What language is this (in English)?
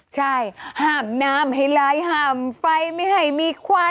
Thai